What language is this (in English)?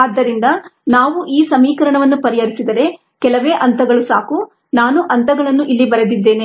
Kannada